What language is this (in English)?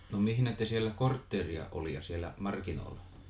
Finnish